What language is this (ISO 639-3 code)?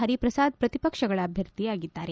kan